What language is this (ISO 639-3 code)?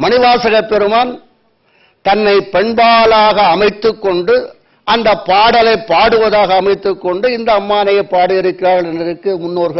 kor